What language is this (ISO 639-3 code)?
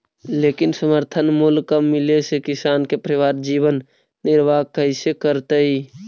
mag